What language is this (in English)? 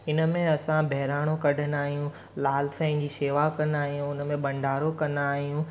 Sindhi